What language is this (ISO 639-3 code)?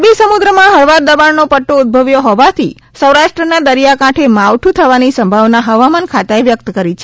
guj